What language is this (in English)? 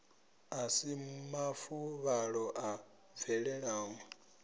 Venda